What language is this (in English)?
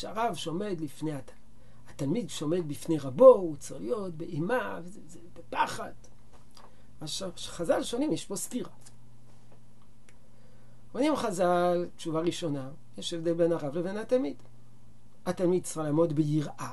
Hebrew